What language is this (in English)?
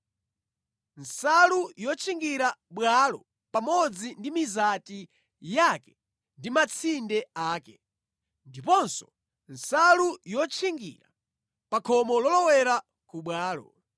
Nyanja